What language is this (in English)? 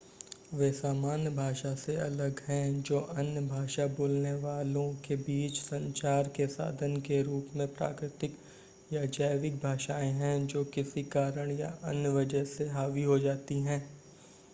Hindi